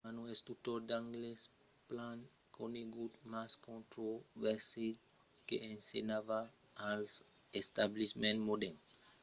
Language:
Occitan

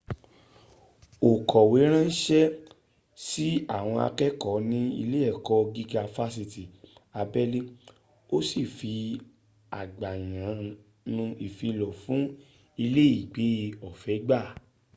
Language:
Yoruba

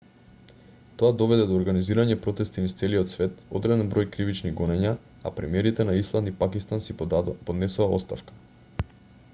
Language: Macedonian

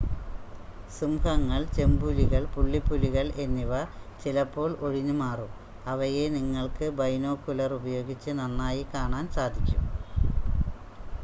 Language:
Malayalam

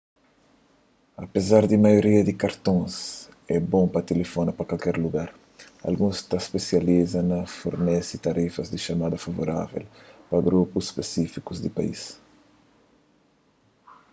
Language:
Kabuverdianu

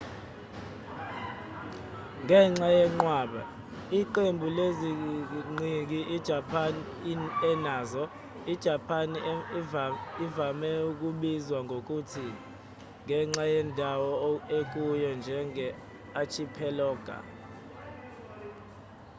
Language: Zulu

